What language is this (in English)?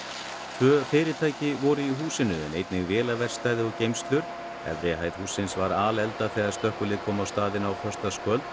Icelandic